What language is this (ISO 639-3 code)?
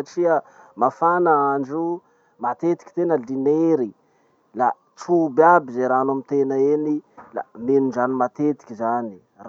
msh